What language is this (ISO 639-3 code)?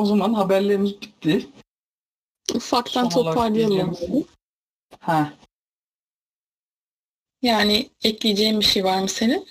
tur